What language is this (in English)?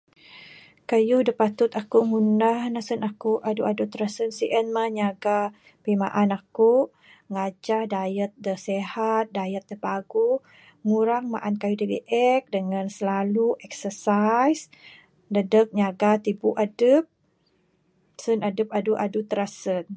Bukar-Sadung Bidayuh